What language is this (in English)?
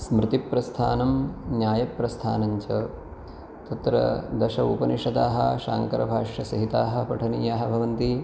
Sanskrit